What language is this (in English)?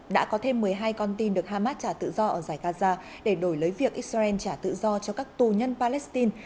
Vietnamese